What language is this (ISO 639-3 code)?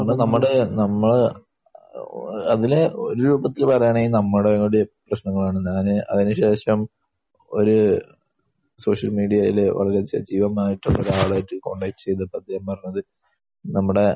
mal